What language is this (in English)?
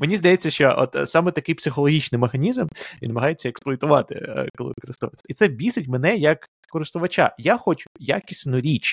Ukrainian